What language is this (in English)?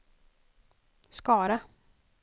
Swedish